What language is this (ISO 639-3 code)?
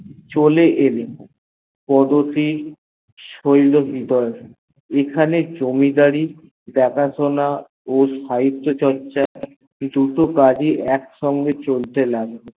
ben